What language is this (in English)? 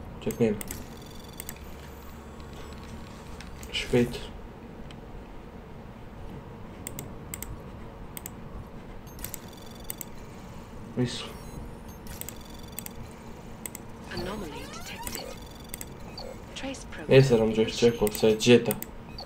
Romanian